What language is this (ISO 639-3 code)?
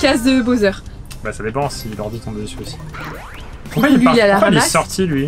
fra